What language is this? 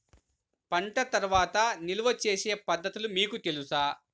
Telugu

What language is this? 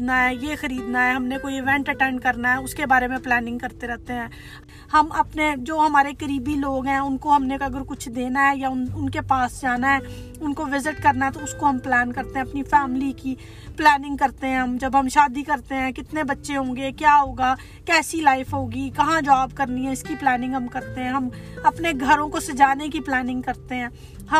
Urdu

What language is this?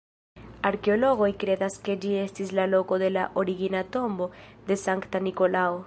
Esperanto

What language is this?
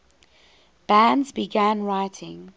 English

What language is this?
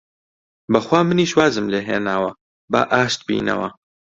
Central Kurdish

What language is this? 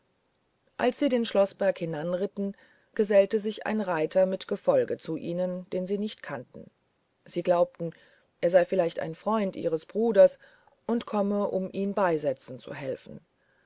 German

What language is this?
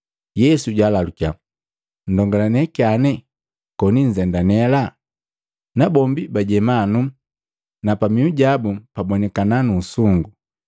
Matengo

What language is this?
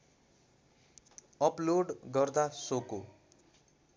Nepali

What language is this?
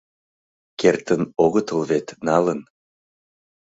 Mari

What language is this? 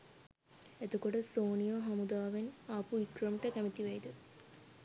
Sinhala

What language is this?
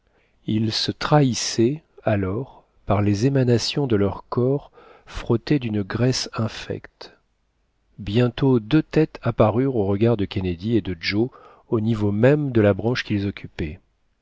French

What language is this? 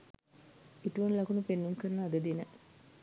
Sinhala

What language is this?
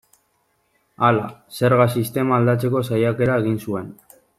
Basque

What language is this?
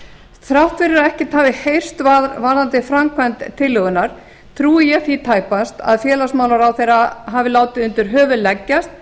Icelandic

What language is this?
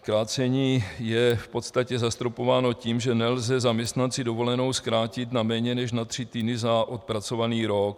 Czech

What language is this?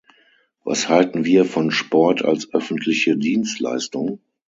German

